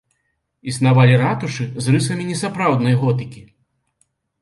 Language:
Belarusian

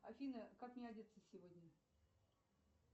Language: Russian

